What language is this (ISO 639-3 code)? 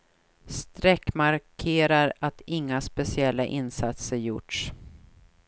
swe